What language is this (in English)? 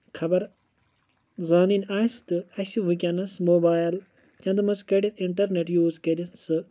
Kashmiri